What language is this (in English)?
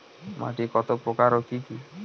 Bangla